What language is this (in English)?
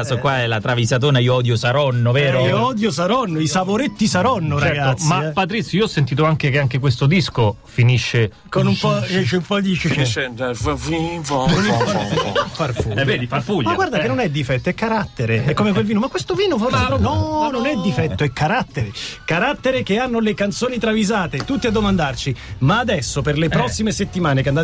Italian